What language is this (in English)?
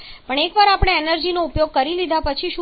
Gujarati